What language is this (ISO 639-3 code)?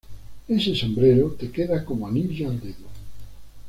spa